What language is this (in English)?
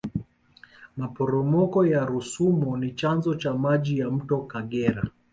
Swahili